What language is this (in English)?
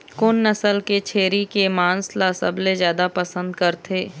Chhattisgarhi